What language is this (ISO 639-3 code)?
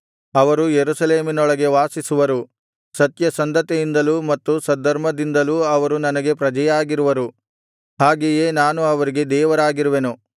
kan